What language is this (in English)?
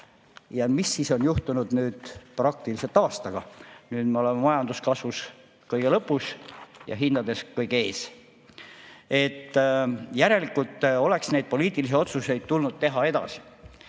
Estonian